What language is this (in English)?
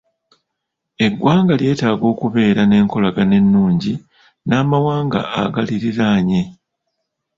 Ganda